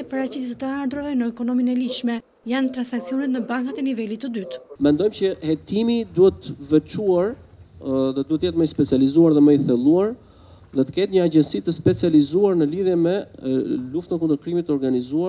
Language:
Romanian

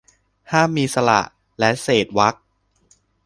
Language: Thai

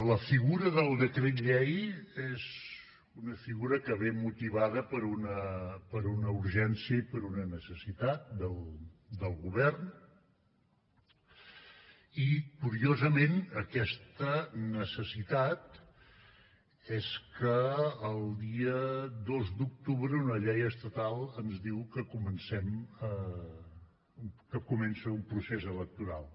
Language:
Catalan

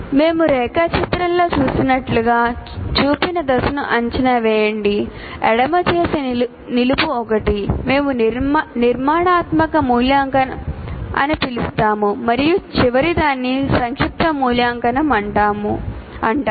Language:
Telugu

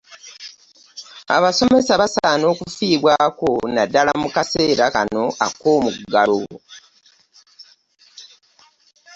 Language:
Ganda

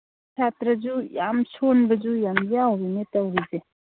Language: Manipuri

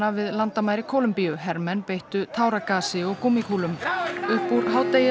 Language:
Icelandic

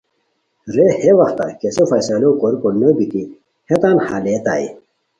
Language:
Khowar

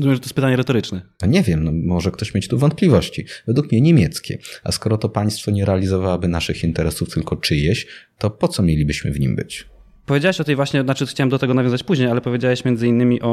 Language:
Polish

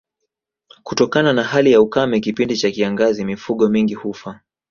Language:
Swahili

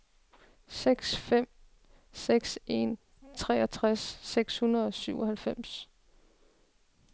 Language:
Danish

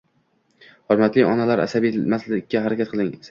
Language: Uzbek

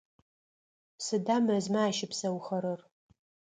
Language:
Adyghe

